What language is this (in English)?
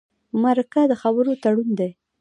Pashto